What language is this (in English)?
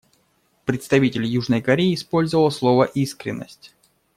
Russian